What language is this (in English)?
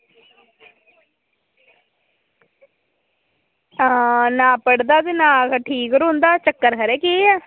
Dogri